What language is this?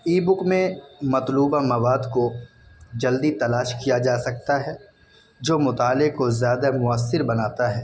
Urdu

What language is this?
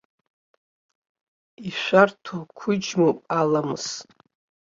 Abkhazian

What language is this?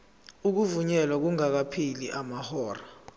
Zulu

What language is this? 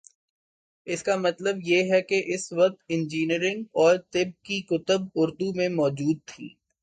Urdu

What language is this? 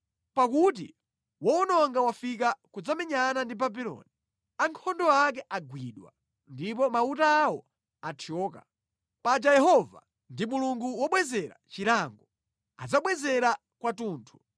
Nyanja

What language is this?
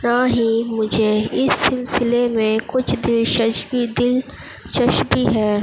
Urdu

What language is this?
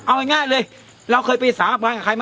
Thai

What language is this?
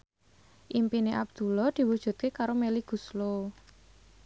Javanese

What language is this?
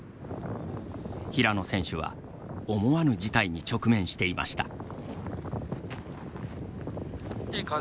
Japanese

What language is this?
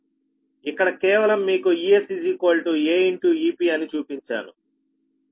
Telugu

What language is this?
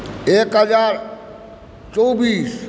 Maithili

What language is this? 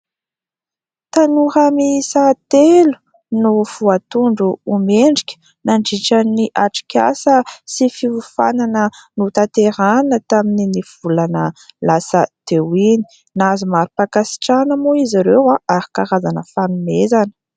Malagasy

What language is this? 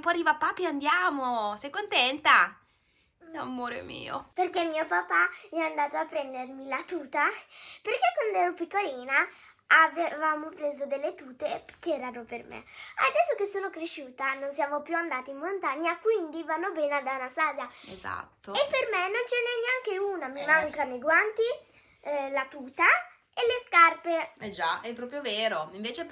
Italian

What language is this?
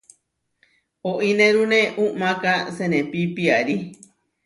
Huarijio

